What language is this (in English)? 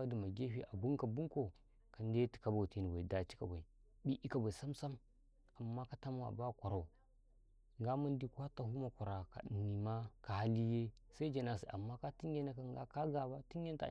Karekare